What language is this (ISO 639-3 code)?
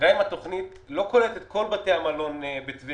heb